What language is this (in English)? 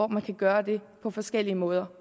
Danish